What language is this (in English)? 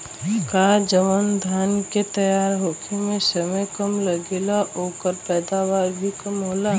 Bhojpuri